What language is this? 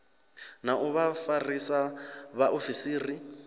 Venda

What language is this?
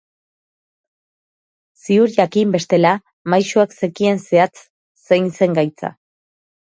Basque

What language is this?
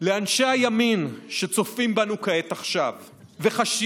Hebrew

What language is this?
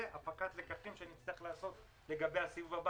Hebrew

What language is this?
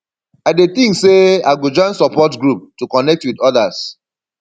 Nigerian Pidgin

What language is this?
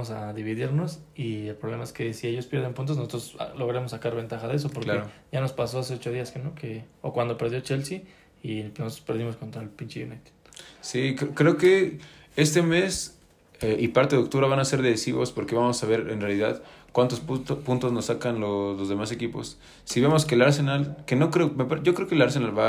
Spanish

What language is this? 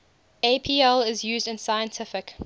English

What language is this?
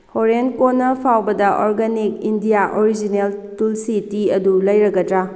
Manipuri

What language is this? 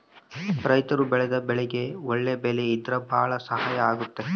Kannada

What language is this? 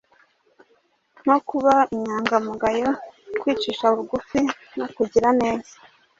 Kinyarwanda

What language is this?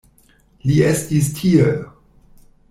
Esperanto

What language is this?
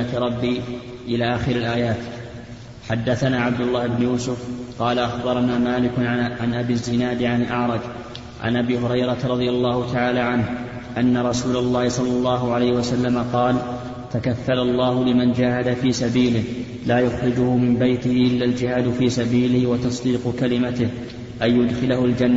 Arabic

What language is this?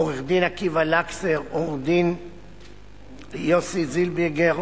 Hebrew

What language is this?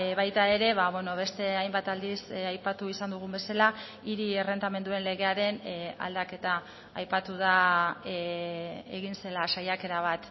Basque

